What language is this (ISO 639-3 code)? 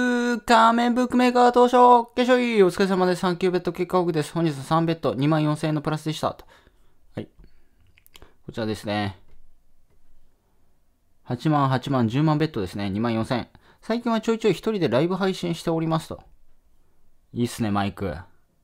jpn